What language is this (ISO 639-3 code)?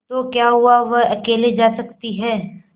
hin